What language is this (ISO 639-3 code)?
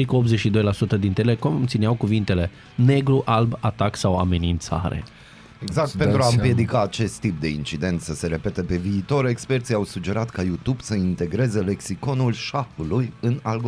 ron